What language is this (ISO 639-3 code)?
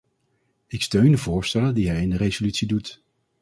nld